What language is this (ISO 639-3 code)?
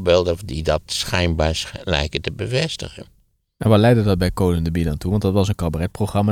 nld